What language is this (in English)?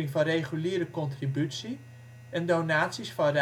Dutch